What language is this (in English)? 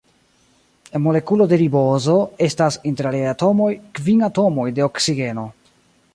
Esperanto